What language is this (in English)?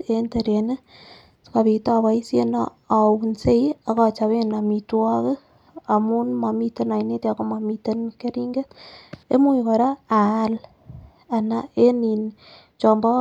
Kalenjin